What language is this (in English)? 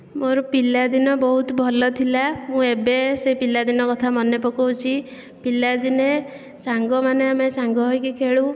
Odia